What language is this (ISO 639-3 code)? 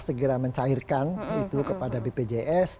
ind